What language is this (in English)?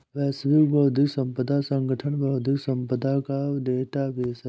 Hindi